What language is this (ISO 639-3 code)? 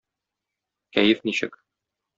tat